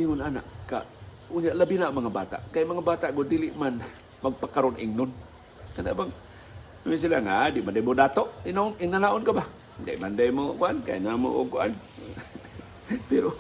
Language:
Filipino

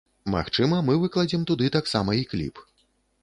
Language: Belarusian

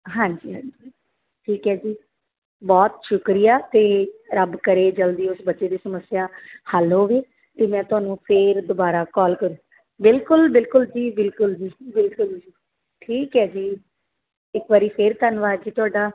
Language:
Punjabi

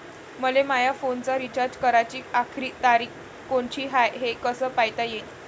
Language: Marathi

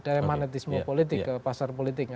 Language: Indonesian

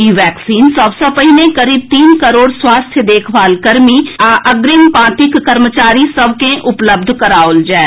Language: Maithili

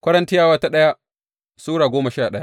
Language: Hausa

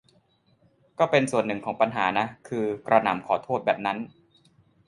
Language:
Thai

